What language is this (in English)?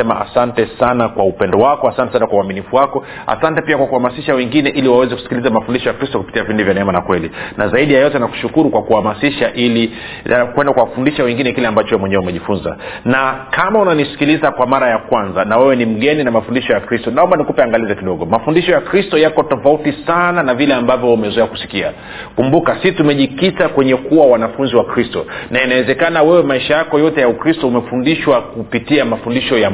Swahili